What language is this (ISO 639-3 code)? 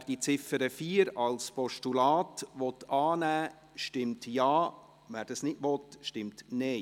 gsw